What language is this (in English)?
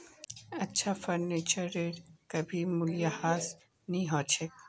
Magahi